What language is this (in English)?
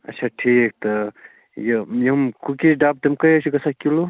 Kashmiri